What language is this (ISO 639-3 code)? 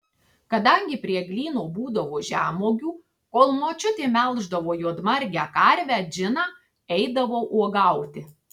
lit